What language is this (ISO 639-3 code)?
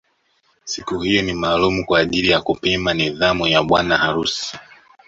swa